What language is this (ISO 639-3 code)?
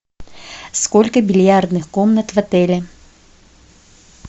rus